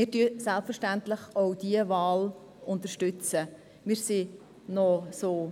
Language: Swiss German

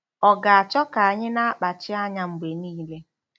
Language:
Igbo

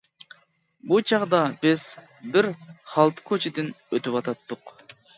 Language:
Uyghur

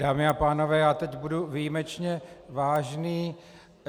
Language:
Czech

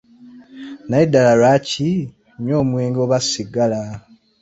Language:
Ganda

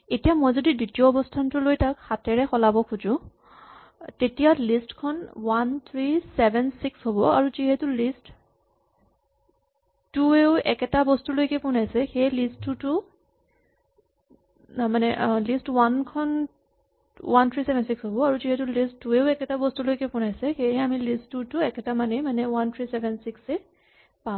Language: Assamese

